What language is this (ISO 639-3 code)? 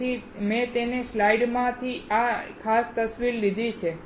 guj